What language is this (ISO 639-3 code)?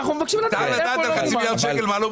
heb